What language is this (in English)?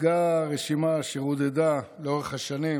Hebrew